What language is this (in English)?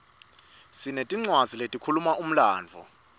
Swati